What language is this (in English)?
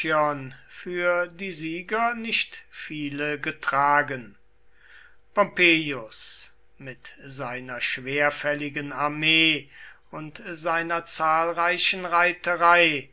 German